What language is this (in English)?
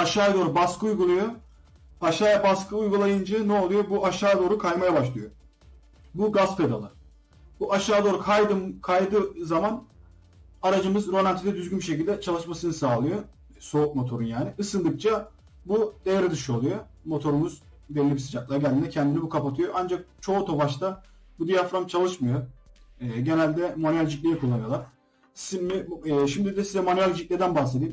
Turkish